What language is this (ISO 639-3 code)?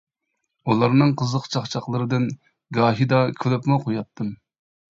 uig